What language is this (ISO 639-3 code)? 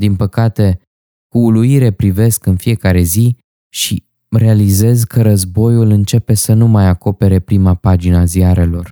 ron